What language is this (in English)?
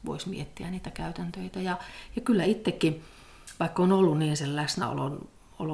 Finnish